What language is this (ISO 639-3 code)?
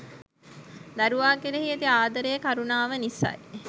sin